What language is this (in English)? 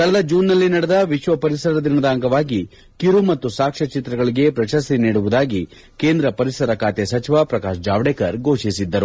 Kannada